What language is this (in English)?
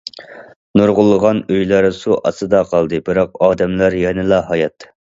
Uyghur